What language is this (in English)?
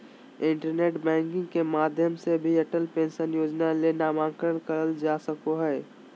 Magahi